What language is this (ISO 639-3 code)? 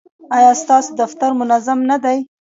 pus